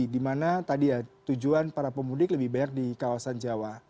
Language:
Indonesian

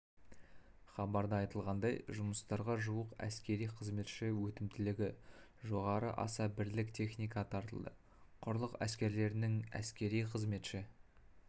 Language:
Kazakh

